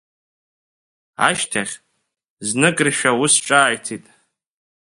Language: Abkhazian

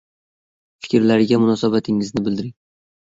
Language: Uzbek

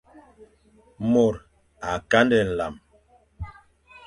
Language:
Fang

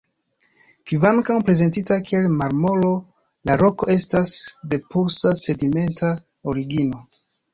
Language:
Esperanto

